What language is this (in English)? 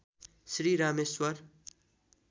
Nepali